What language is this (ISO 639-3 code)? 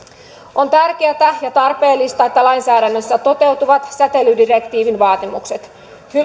fin